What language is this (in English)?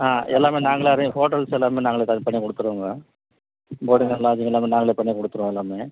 Tamil